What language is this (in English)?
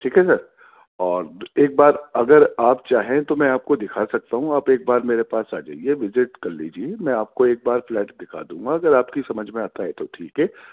Urdu